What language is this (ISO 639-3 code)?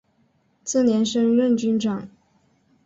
zho